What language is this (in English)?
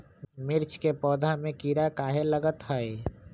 Magahi